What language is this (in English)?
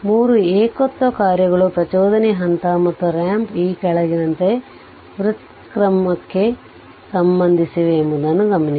Kannada